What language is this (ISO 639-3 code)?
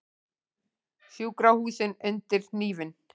isl